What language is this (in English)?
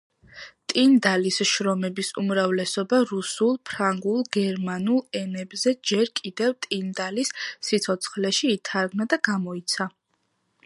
Georgian